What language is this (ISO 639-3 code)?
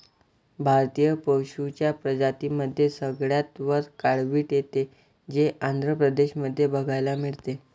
mar